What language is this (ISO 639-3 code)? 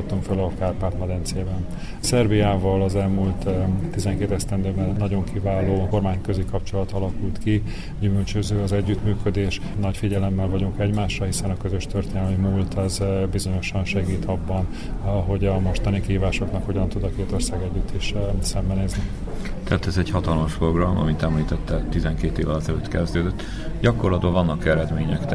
hun